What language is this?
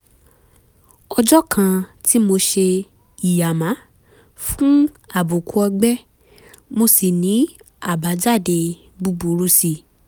Yoruba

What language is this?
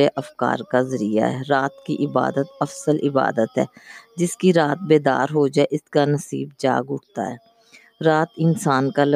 Urdu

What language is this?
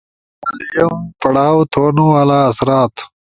Ushojo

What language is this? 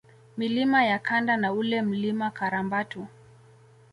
Swahili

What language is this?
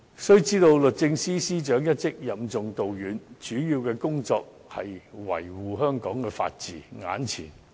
Cantonese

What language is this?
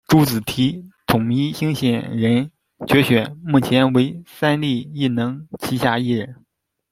Chinese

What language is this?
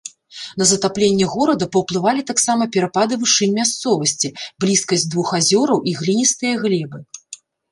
Belarusian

